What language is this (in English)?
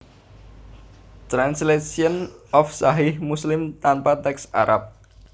Javanese